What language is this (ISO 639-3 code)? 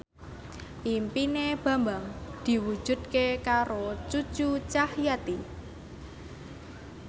jav